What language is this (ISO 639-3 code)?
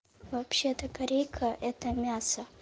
rus